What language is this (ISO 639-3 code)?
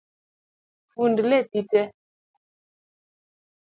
luo